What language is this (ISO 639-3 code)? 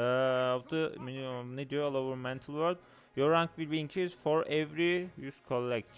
tur